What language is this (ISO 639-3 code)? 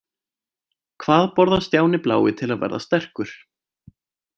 isl